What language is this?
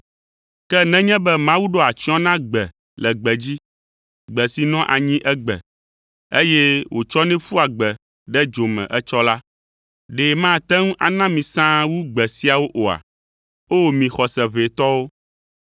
Ewe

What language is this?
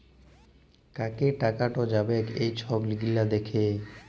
Bangla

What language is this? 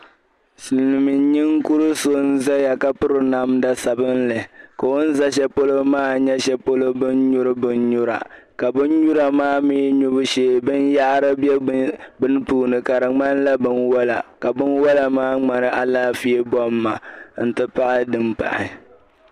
Dagbani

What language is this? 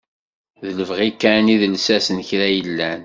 Kabyle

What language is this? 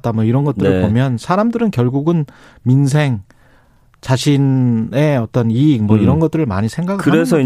Korean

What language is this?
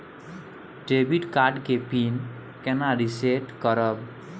Maithili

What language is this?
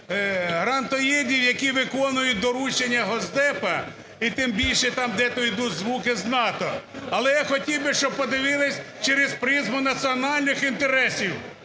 Ukrainian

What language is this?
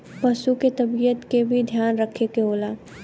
Bhojpuri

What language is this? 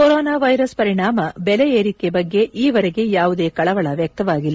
Kannada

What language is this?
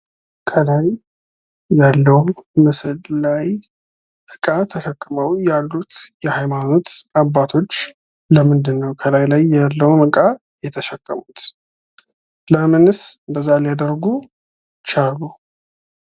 Amharic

